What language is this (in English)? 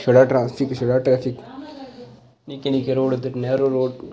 Dogri